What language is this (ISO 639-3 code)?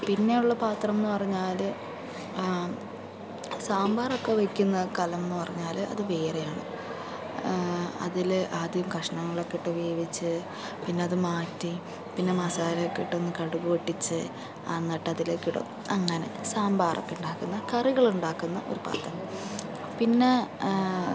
mal